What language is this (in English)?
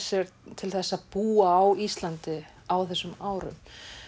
Icelandic